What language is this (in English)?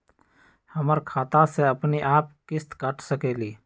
Magahi